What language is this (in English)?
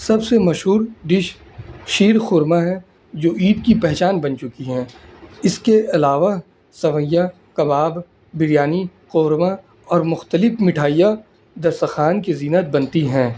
Urdu